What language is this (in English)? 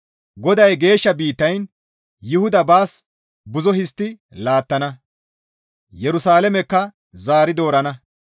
Gamo